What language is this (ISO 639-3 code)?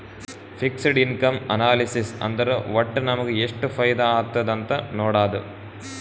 kan